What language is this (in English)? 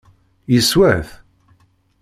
Kabyle